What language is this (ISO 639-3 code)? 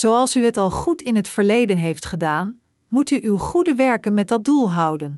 nld